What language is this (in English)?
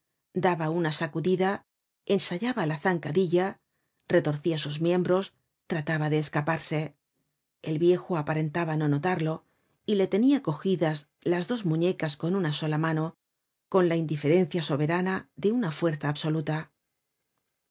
Spanish